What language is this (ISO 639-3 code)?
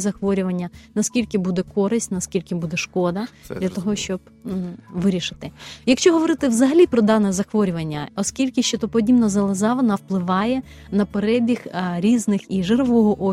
ukr